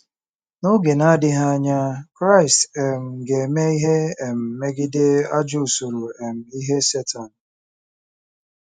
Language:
Igbo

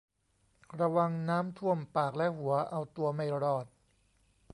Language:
Thai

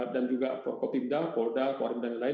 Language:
Indonesian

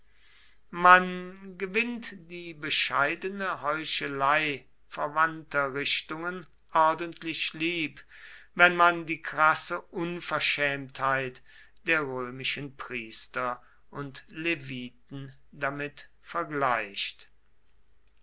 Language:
German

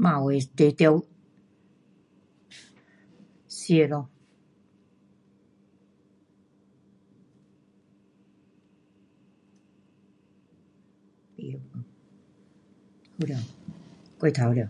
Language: Pu-Xian Chinese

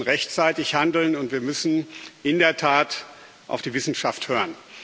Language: German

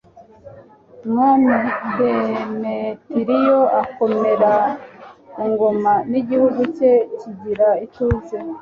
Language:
Kinyarwanda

